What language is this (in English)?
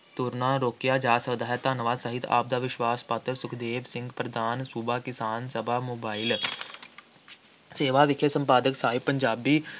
Punjabi